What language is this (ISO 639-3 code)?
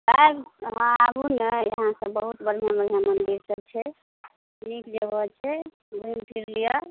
mai